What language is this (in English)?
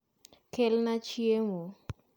Luo (Kenya and Tanzania)